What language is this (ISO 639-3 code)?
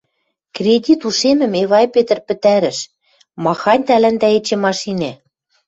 mrj